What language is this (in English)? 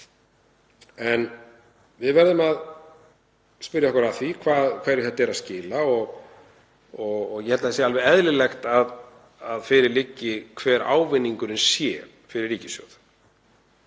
Icelandic